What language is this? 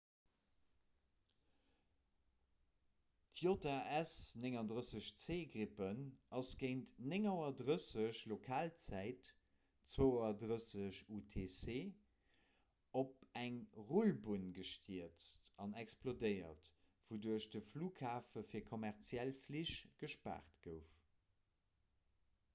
Luxembourgish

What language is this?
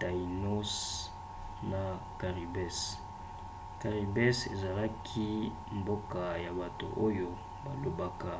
Lingala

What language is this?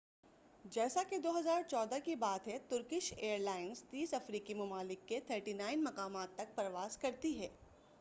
Urdu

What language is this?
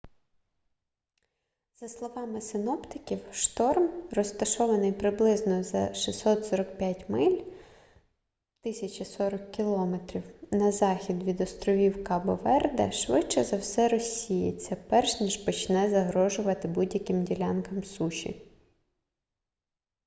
Ukrainian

